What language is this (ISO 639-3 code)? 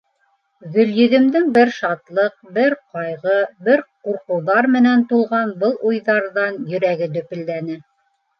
bak